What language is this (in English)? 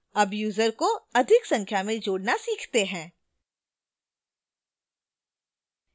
Hindi